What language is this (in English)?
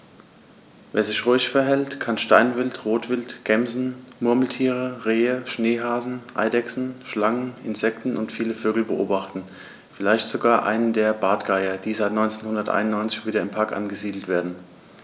German